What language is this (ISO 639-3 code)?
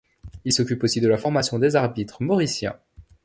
fra